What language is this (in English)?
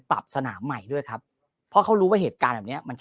Thai